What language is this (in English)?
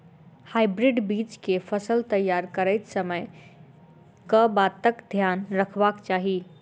Maithili